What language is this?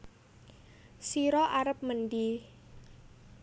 Javanese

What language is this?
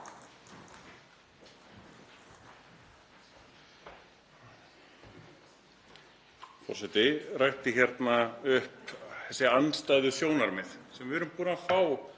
Icelandic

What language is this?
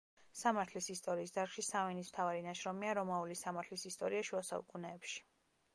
Georgian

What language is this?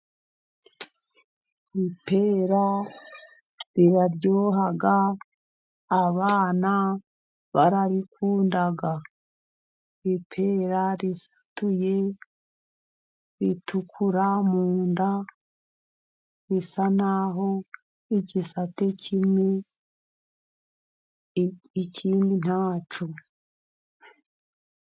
Kinyarwanda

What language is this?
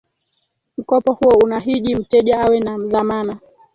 Swahili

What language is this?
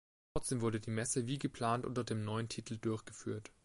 German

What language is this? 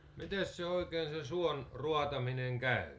Finnish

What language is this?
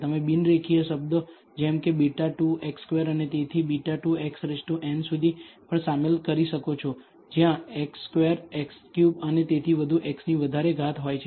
Gujarati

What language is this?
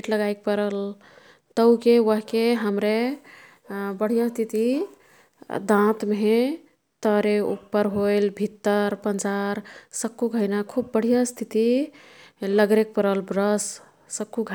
Kathoriya Tharu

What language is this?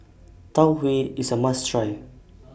English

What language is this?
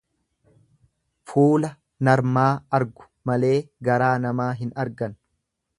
Oromo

